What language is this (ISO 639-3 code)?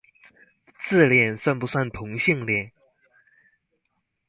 zho